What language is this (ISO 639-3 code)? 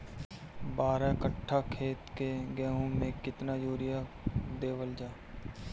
bho